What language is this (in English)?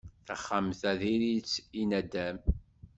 Kabyle